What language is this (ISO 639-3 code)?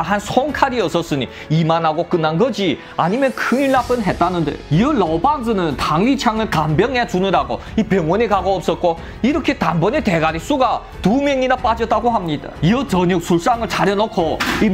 kor